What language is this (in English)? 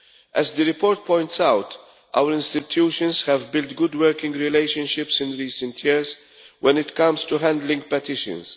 English